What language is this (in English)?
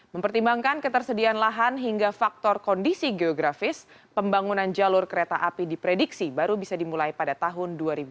Indonesian